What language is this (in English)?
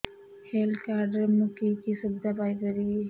Odia